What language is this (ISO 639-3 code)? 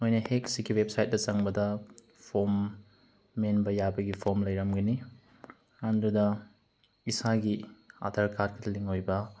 mni